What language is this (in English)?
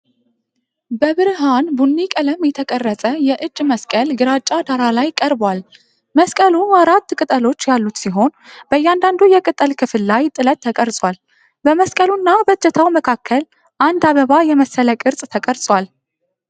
Amharic